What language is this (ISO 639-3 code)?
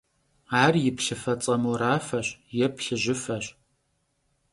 kbd